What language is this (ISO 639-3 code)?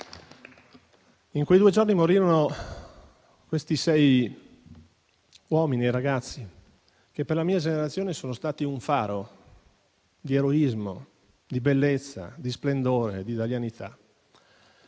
ita